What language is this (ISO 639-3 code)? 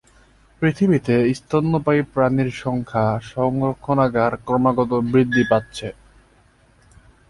ben